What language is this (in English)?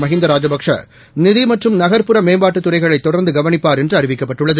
Tamil